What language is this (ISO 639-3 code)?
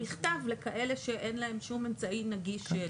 heb